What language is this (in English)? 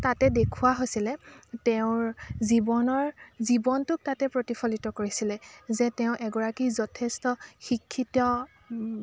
Assamese